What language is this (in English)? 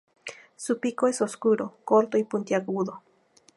Spanish